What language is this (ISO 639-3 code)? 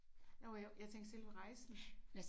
dan